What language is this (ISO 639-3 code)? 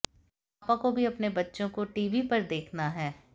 hin